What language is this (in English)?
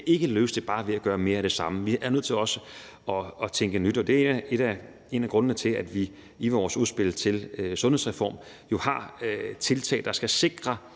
Danish